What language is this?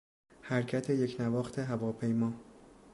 Persian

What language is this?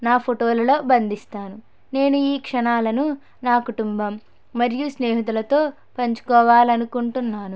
Telugu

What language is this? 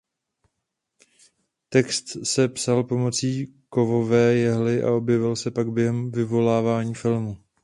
Czech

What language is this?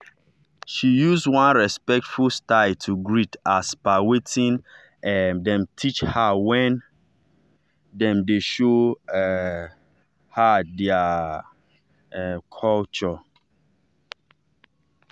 Nigerian Pidgin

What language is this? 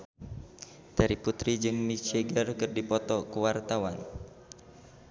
Sundanese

